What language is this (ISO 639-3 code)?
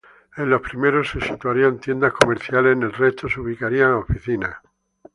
spa